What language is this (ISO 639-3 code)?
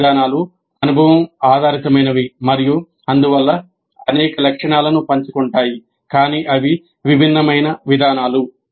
tel